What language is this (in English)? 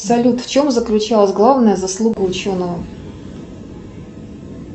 Russian